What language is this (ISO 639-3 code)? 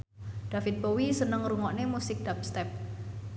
jav